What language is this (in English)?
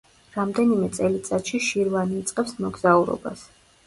Georgian